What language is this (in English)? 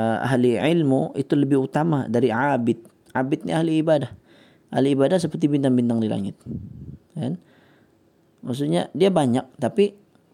Malay